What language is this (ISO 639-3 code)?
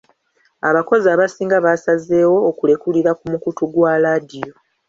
lug